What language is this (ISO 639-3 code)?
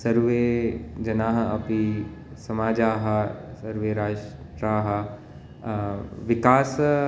san